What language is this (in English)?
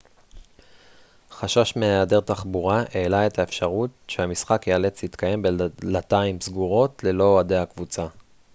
Hebrew